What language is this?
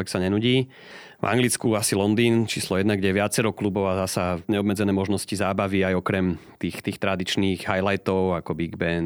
Slovak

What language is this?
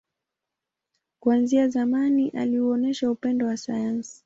Swahili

